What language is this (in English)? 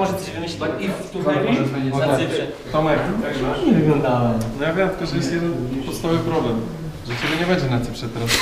Polish